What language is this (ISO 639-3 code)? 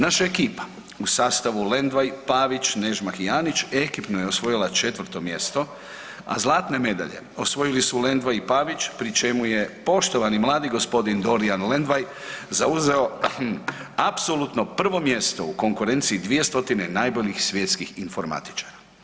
hrv